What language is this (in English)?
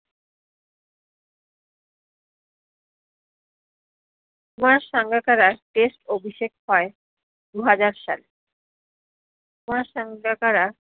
Bangla